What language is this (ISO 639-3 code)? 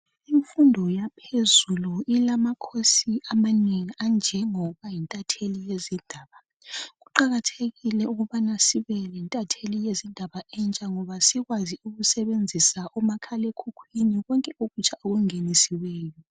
nde